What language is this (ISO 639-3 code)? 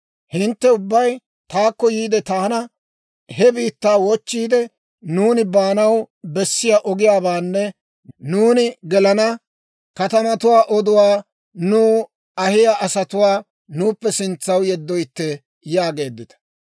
dwr